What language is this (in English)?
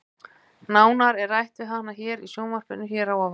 Icelandic